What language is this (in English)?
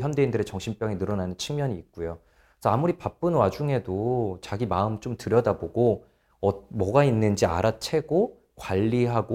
Korean